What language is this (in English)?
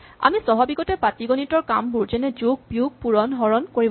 Assamese